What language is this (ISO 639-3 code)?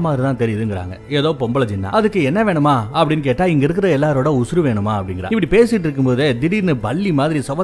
tam